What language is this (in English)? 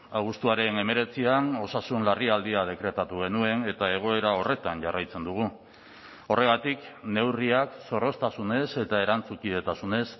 Basque